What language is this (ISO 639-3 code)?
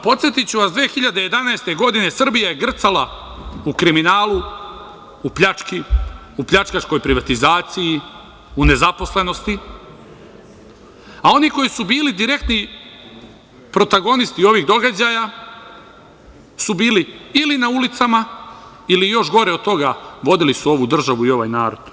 srp